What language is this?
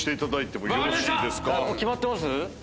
Japanese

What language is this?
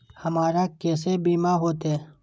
Maithili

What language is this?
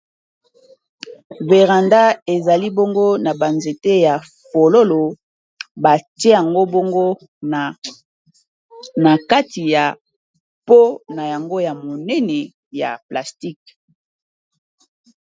Lingala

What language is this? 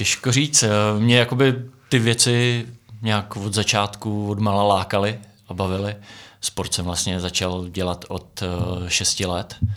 Czech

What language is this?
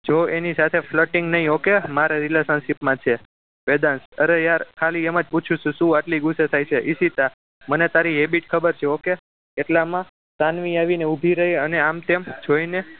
Gujarati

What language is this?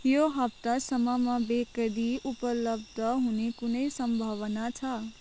Nepali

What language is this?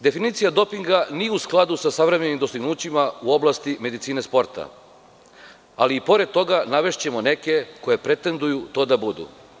Serbian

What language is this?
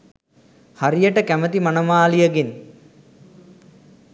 Sinhala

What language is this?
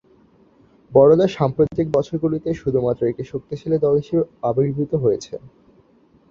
Bangla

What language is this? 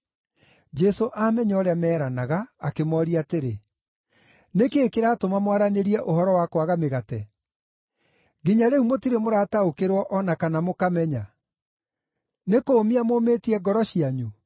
Kikuyu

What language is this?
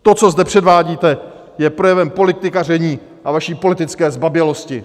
Czech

